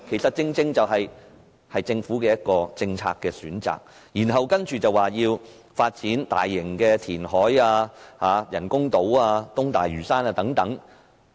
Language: Cantonese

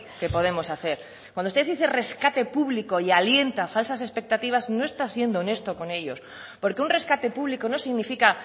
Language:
Spanish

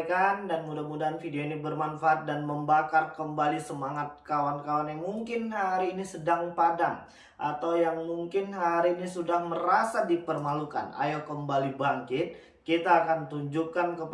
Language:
Indonesian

